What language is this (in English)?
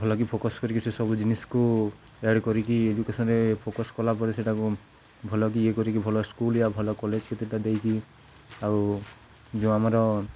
Odia